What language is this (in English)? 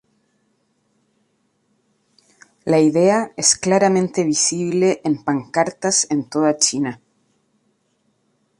Spanish